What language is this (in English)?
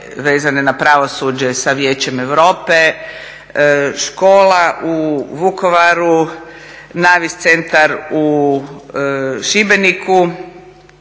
Croatian